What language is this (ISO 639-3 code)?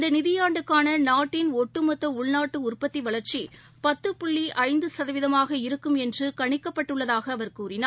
tam